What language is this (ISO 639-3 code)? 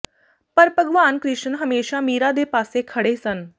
pan